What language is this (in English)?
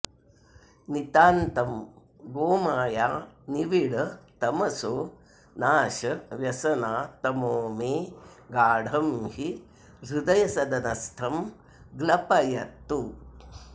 Sanskrit